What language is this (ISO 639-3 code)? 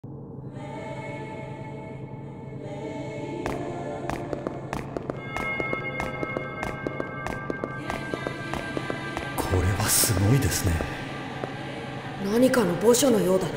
jpn